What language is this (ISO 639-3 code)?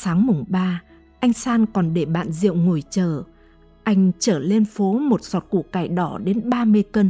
vie